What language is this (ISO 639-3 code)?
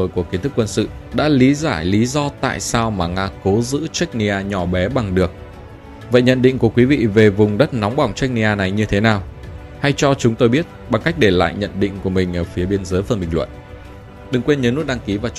vie